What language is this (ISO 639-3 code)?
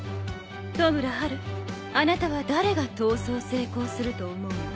jpn